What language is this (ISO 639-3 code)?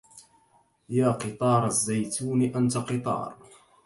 ara